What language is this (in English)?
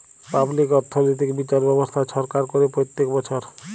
Bangla